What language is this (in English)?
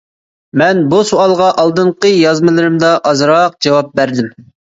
Uyghur